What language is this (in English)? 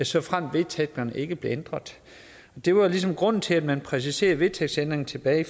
Danish